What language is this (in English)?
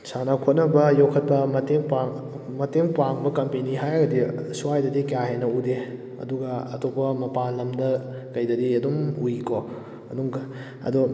Manipuri